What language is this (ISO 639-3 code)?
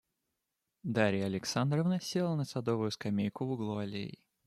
rus